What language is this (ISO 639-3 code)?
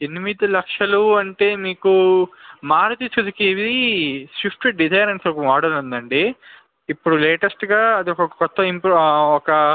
tel